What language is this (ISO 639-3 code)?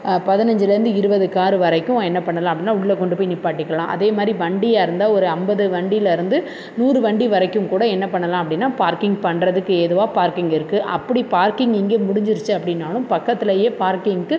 tam